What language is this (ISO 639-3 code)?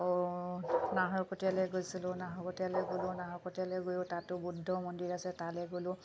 asm